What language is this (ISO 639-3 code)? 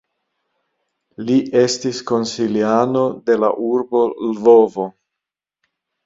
epo